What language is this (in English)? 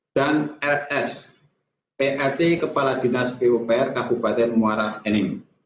Indonesian